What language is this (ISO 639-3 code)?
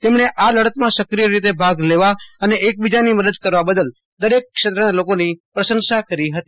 guj